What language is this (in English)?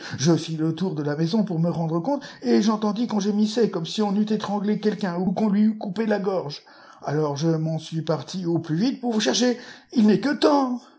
French